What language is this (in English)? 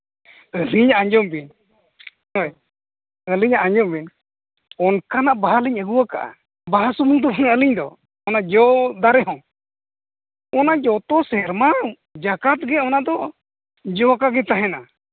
Santali